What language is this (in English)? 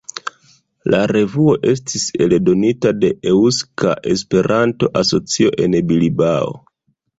Esperanto